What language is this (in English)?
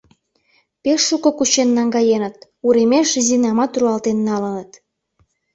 Mari